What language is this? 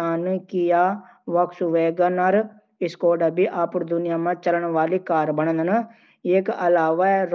Garhwali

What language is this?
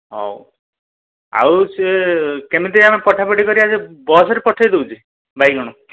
Odia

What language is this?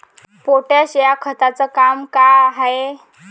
Marathi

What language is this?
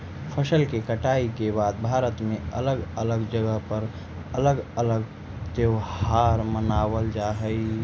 Magahi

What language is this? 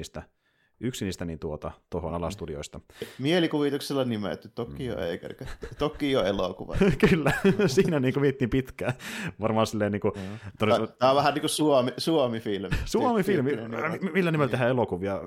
Finnish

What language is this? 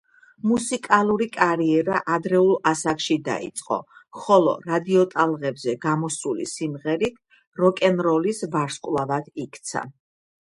Georgian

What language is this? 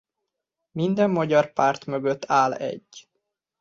Hungarian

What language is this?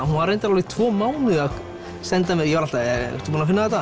Icelandic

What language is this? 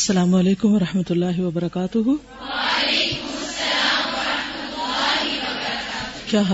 Urdu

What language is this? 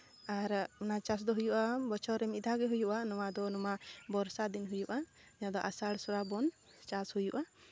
Santali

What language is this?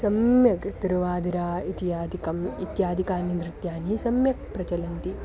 Sanskrit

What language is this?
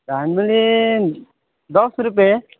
Nepali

